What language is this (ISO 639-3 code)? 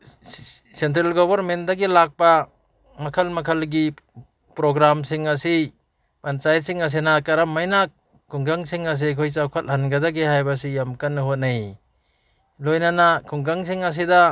mni